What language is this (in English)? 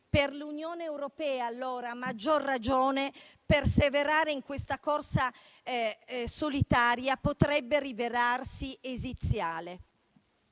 Italian